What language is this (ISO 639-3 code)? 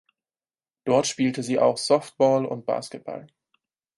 deu